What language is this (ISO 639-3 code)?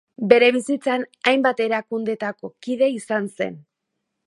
eus